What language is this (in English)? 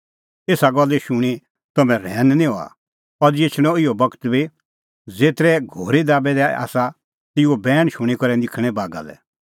Kullu Pahari